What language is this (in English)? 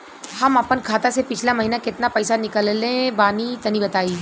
Bhojpuri